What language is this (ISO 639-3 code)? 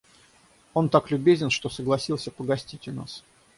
rus